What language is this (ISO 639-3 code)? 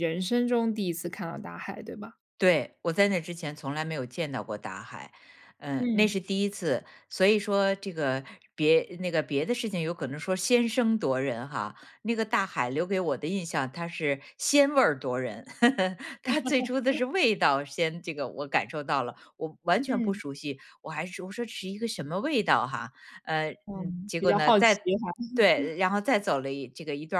zho